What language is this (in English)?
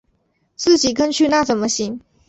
Chinese